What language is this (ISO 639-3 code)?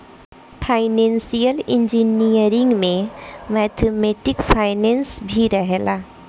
bho